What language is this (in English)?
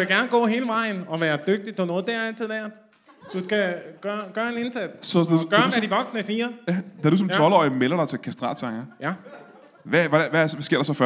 Danish